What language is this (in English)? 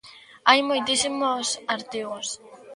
Galician